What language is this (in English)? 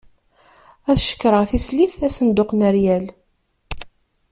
Kabyle